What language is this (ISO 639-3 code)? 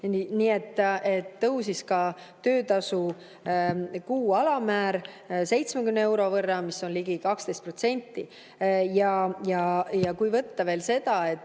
est